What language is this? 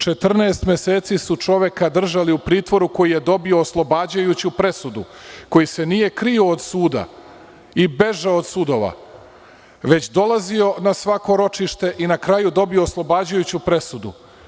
Serbian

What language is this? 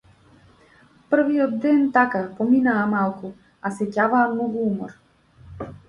Macedonian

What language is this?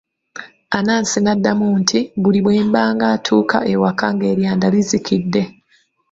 Ganda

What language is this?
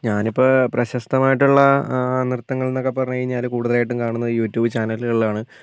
Malayalam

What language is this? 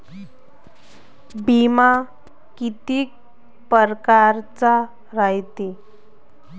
Marathi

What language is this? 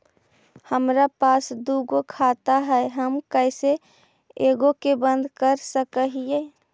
Magahi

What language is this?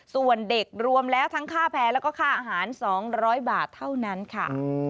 Thai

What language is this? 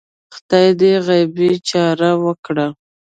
Pashto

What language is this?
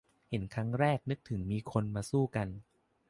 Thai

